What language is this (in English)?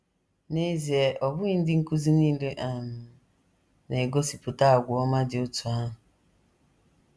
Igbo